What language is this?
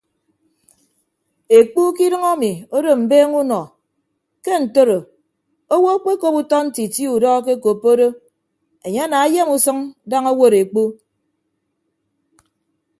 Ibibio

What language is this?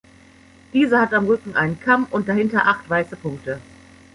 German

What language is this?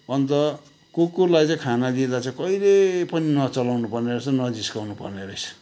Nepali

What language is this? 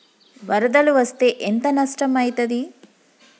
Telugu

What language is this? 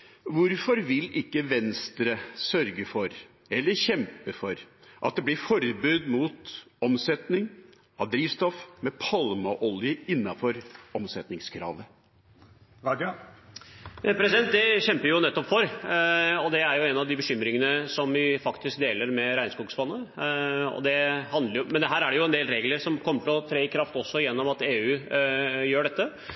Norwegian Bokmål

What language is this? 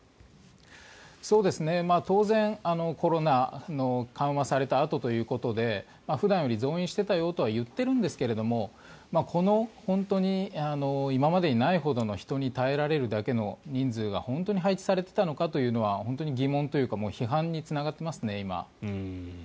Japanese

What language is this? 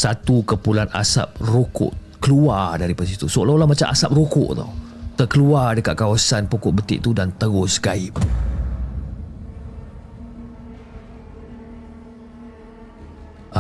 Malay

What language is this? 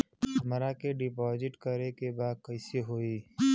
Bhojpuri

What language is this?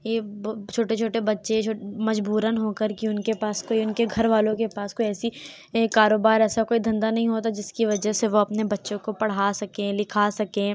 Urdu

